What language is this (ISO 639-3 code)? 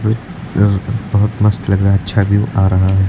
hin